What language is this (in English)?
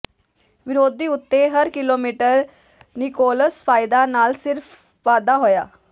Punjabi